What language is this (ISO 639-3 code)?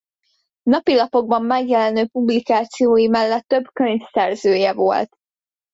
hun